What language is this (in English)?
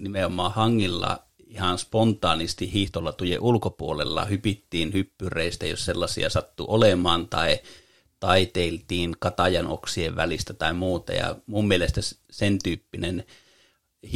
Finnish